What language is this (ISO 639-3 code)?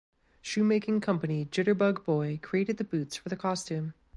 eng